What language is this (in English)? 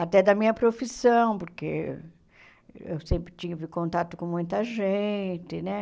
Portuguese